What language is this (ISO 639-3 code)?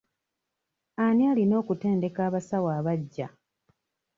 lug